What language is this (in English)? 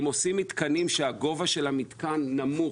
Hebrew